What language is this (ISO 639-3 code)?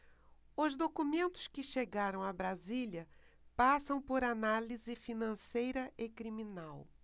por